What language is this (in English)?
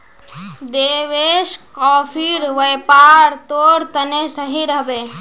Magahi